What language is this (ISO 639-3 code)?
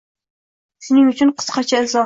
uzb